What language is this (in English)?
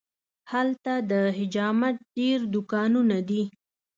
Pashto